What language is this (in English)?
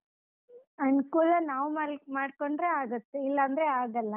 Kannada